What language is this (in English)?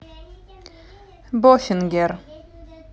Russian